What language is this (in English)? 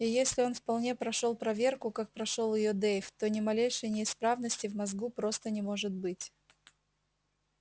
Russian